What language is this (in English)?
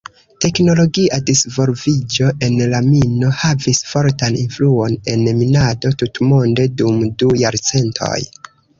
Esperanto